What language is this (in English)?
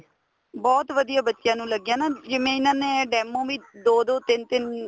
Punjabi